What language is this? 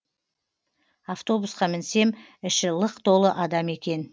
Kazakh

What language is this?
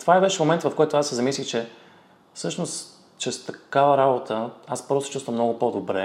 Bulgarian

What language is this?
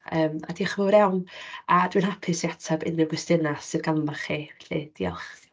Welsh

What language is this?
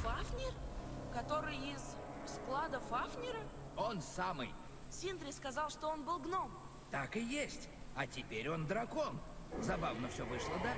Russian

